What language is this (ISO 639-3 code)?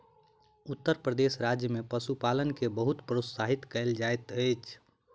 mai